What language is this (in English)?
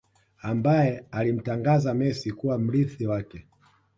Swahili